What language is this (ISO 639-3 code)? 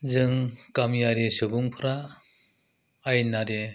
brx